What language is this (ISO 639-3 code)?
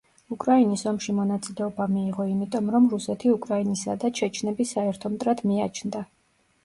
kat